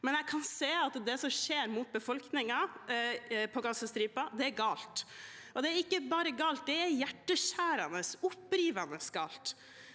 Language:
Norwegian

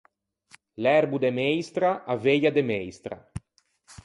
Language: Ligurian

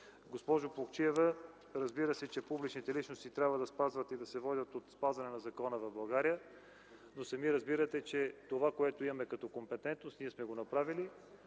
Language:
Bulgarian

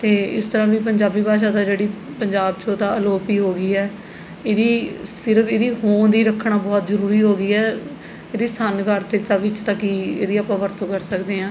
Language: Punjabi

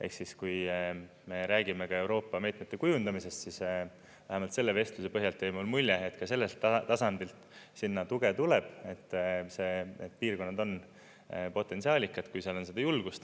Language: Estonian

